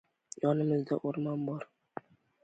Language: Uzbek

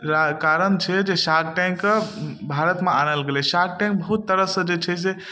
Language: Maithili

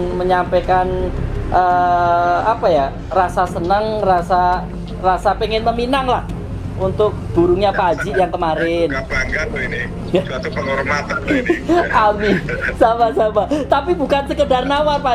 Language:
Indonesian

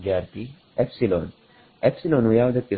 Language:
Kannada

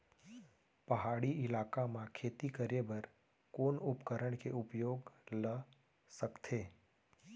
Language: Chhattisgarhi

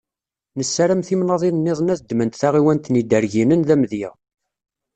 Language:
Kabyle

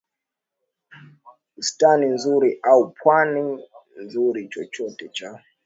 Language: Swahili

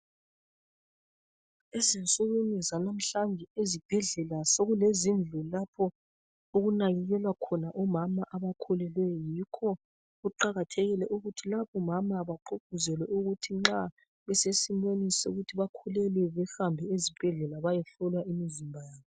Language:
North Ndebele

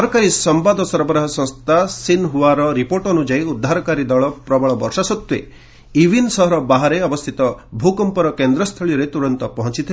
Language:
Odia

